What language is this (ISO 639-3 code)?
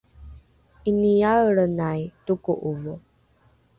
dru